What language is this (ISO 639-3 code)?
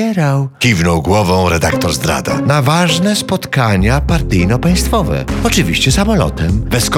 pol